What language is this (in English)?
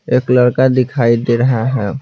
Hindi